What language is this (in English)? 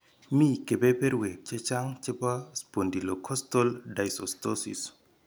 Kalenjin